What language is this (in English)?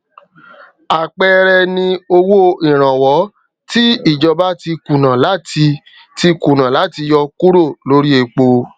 Yoruba